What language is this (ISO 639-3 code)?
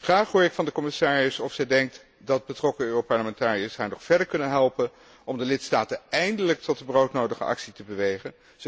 nld